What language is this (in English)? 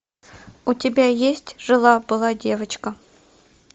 Russian